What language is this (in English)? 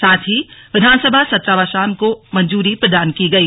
Hindi